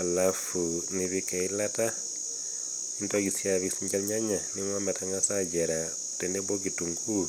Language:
Masai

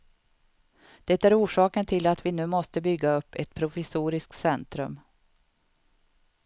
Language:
Swedish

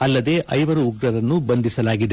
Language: Kannada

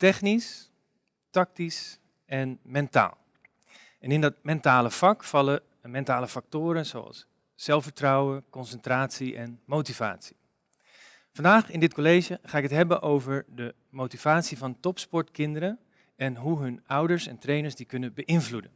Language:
Dutch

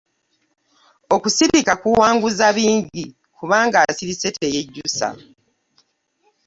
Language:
Ganda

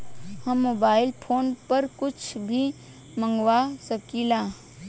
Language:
Bhojpuri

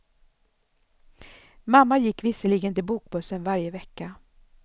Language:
Swedish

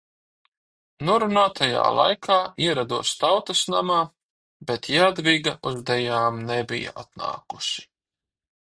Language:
Latvian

